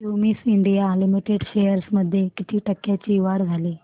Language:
Marathi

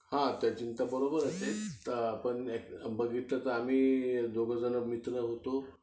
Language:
Marathi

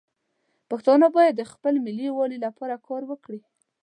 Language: Pashto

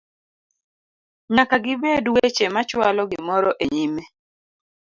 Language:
Luo (Kenya and Tanzania)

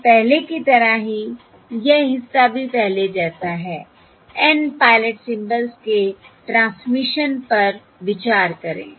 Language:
Hindi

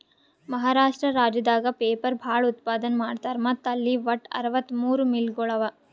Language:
Kannada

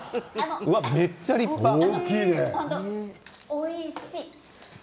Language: Japanese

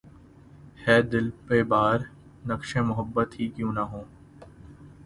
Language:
Urdu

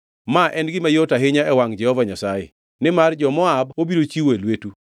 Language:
Luo (Kenya and Tanzania)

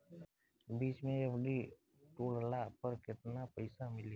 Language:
Bhojpuri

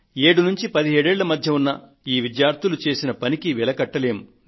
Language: Telugu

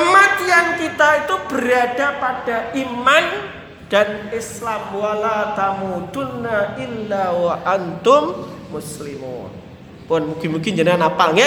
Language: Indonesian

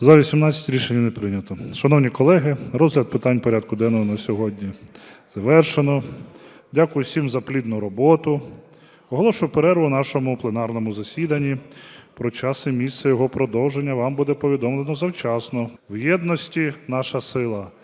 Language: Ukrainian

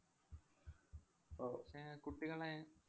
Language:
Malayalam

